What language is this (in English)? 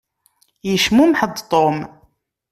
Kabyle